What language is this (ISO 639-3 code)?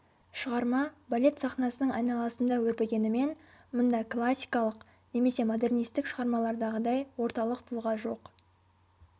kaz